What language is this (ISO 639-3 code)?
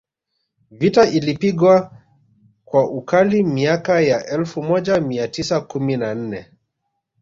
swa